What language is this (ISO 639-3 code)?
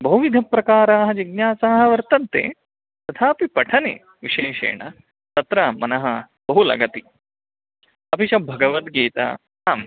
san